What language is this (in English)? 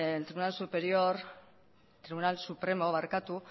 Spanish